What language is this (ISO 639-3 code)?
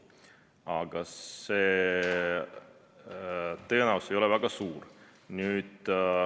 est